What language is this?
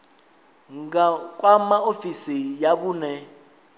Venda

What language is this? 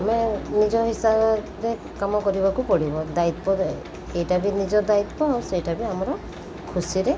Odia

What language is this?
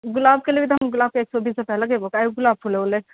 Maithili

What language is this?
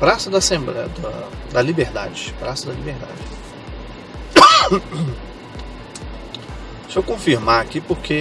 Portuguese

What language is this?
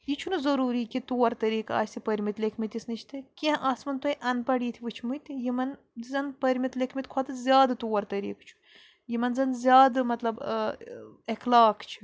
Kashmiri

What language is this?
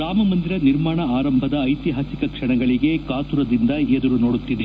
Kannada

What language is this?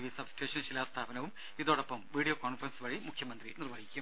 Malayalam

